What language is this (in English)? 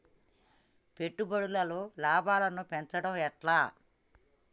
Telugu